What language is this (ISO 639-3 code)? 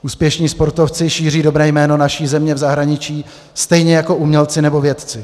ces